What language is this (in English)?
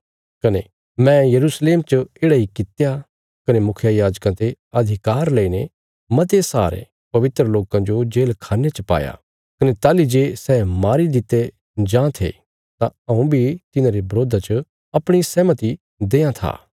Bilaspuri